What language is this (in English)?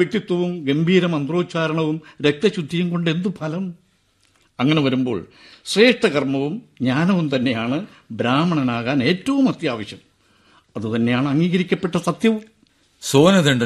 Malayalam